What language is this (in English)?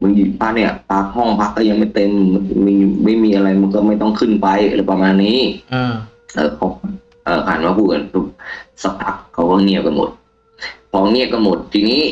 Thai